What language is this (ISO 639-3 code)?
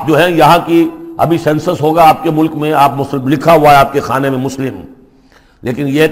urd